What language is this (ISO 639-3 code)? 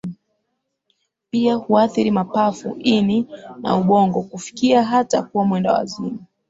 swa